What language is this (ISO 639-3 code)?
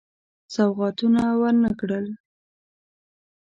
pus